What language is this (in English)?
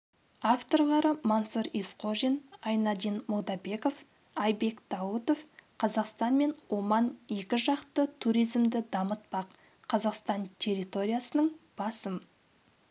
Kazakh